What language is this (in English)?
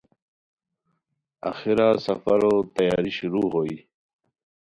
Khowar